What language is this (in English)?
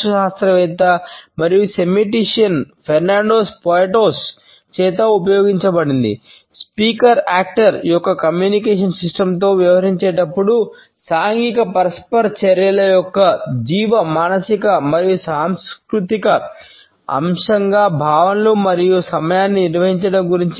Telugu